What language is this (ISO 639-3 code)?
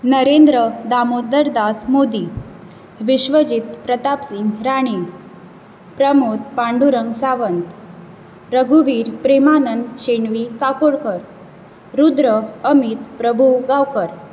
kok